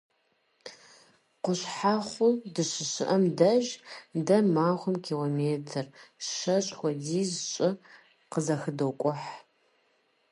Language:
Kabardian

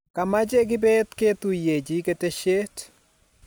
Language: Kalenjin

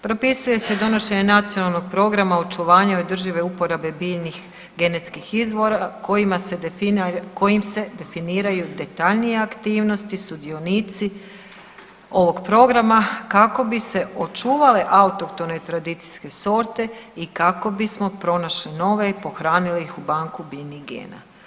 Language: Croatian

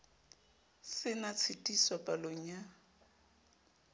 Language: Southern Sotho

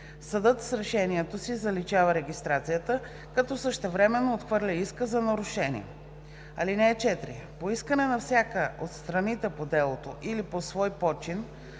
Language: Bulgarian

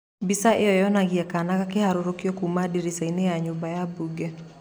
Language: Kikuyu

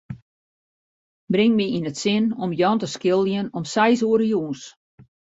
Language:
Western Frisian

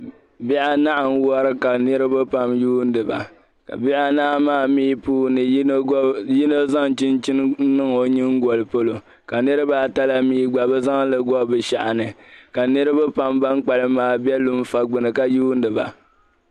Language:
Dagbani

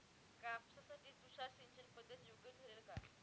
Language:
Marathi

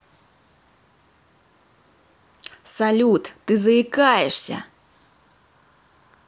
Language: Russian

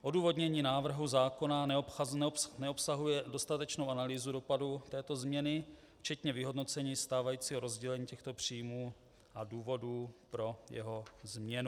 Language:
Czech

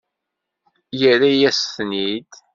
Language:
Kabyle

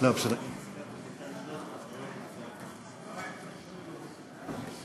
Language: Hebrew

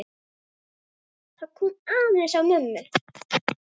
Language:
Icelandic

